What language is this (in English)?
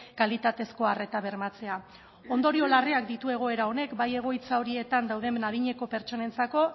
Basque